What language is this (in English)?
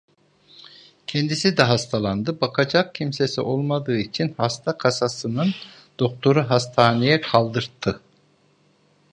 Turkish